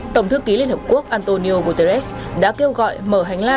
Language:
Vietnamese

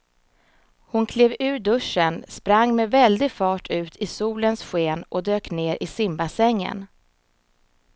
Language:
Swedish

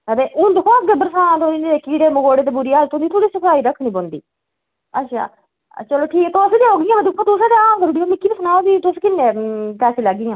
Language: Dogri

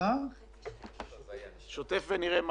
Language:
Hebrew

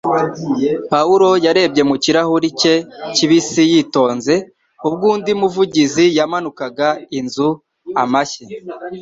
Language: Kinyarwanda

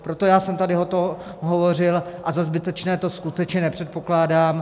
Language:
Czech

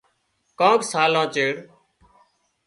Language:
Wadiyara Koli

